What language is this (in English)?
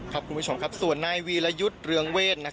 Thai